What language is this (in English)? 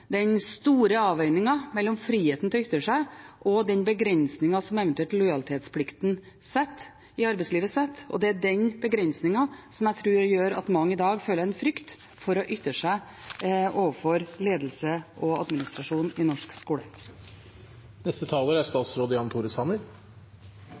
Norwegian Bokmål